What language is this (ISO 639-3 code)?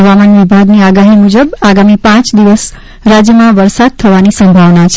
guj